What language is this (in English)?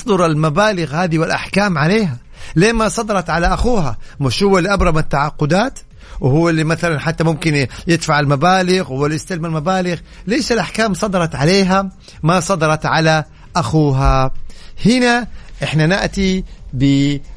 Arabic